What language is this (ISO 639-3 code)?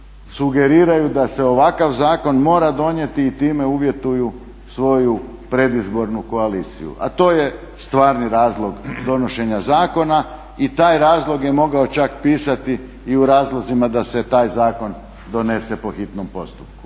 hrv